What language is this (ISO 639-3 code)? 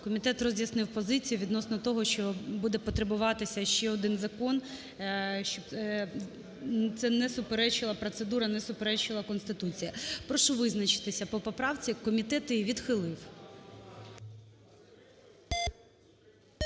ukr